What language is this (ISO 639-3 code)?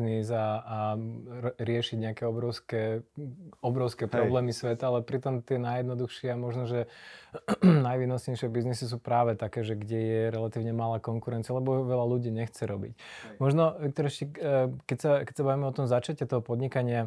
slk